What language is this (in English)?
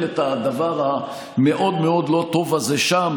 Hebrew